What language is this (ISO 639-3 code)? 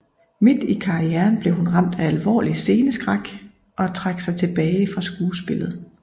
dan